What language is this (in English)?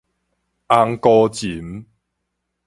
Min Nan Chinese